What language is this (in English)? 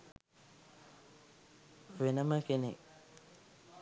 Sinhala